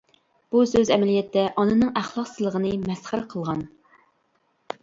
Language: Uyghur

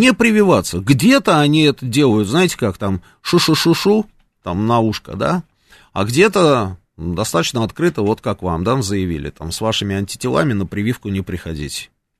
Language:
Russian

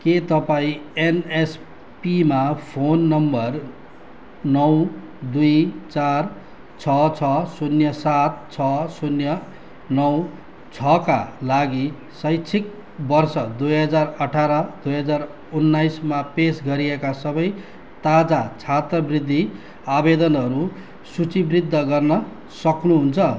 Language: Nepali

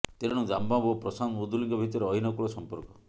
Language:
Odia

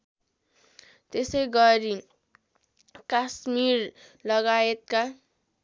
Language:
Nepali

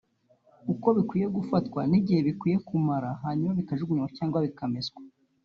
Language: Kinyarwanda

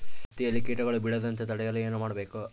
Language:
Kannada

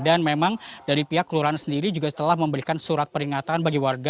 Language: Indonesian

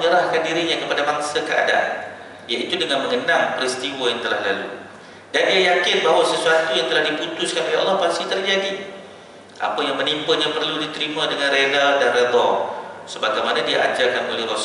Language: Malay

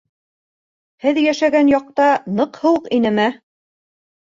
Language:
Bashkir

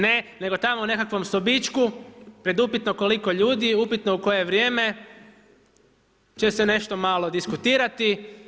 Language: Croatian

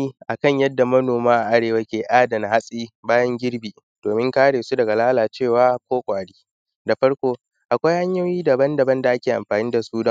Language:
Hausa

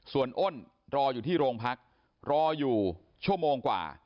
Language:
Thai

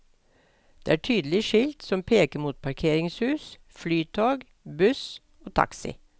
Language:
Norwegian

